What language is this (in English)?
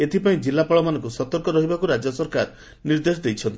Odia